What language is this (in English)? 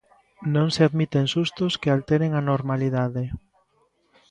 Galician